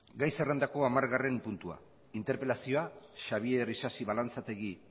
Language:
Basque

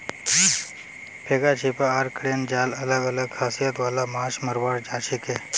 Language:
Magahi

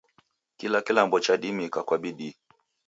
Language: Taita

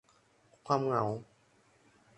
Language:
Thai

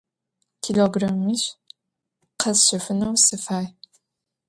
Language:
Adyghe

